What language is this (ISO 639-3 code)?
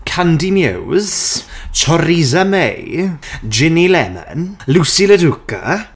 eng